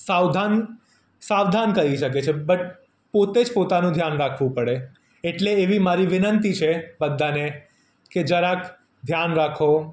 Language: Gujarati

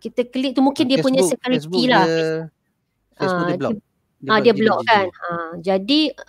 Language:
Malay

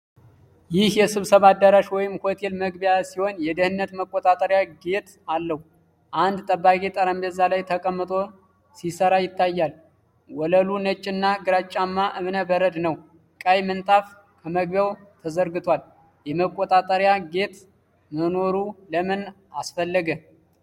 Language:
Amharic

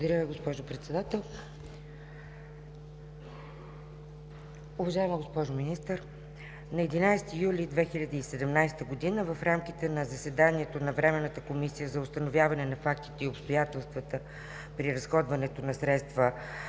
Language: Bulgarian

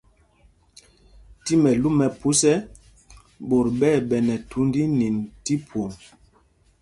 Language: Mpumpong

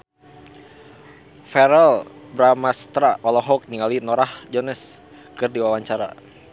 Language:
Sundanese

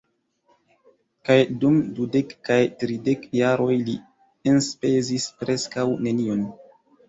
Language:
Esperanto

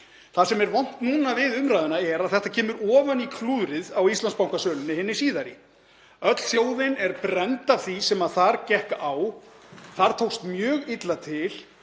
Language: Icelandic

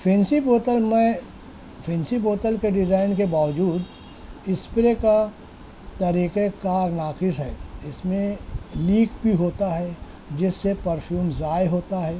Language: Urdu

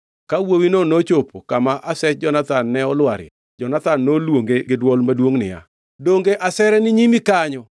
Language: Luo (Kenya and Tanzania)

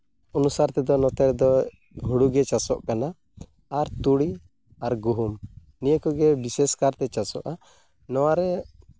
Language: Santali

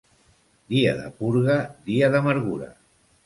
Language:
Catalan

